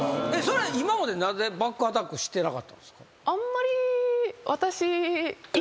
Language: Japanese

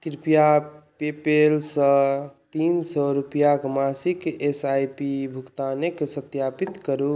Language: Maithili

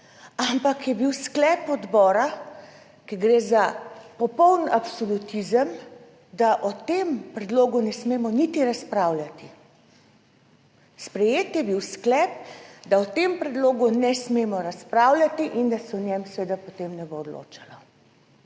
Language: Slovenian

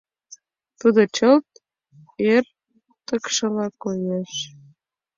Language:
Mari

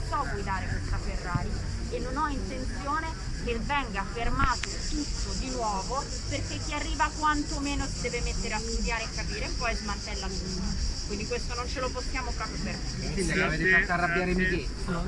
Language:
Italian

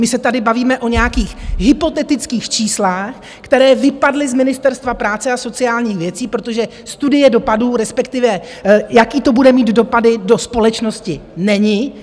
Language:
Czech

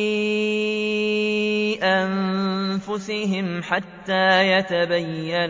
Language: Arabic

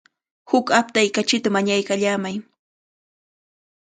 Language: Cajatambo North Lima Quechua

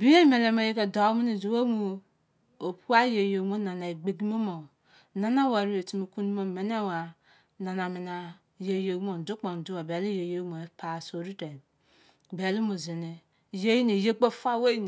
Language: Izon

